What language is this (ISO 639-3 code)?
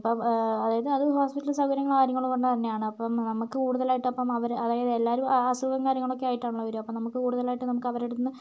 mal